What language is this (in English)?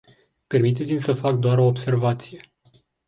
Romanian